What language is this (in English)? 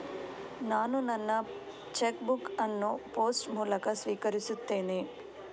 Kannada